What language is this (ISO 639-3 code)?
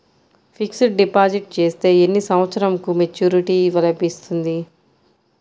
tel